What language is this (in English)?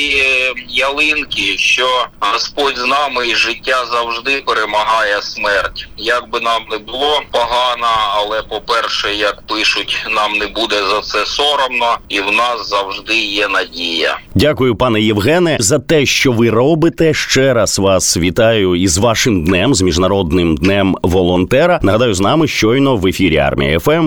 Ukrainian